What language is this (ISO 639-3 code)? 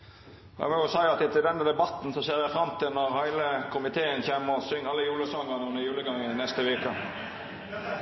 nno